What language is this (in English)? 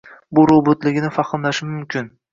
Uzbek